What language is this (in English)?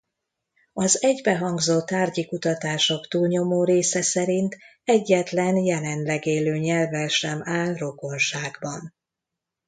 Hungarian